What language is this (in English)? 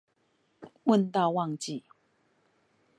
Chinese